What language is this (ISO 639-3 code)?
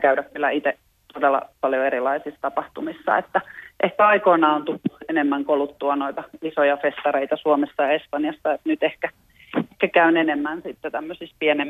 fin